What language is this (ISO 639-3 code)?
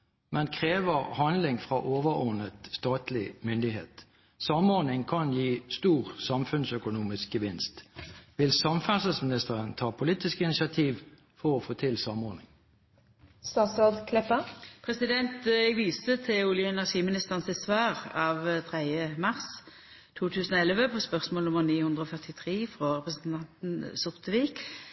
nor